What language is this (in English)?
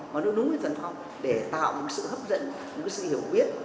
Vietnamese